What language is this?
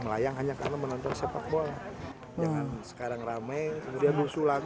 Indonesian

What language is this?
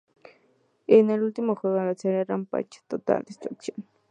Spanish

